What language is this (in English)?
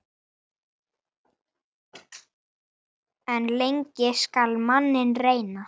Icelandic